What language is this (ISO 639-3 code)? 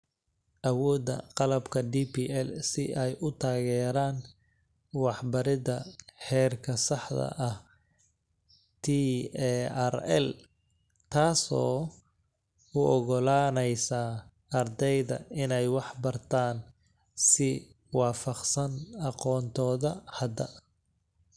som